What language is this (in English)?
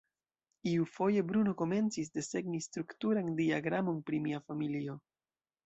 Esperanto